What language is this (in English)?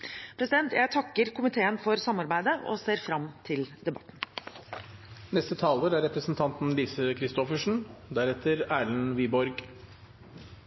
Norwegian Bokmål